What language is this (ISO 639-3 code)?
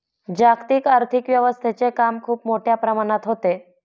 mar